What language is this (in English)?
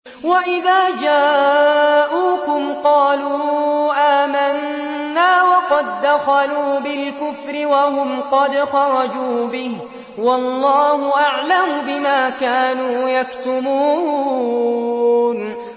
Arabic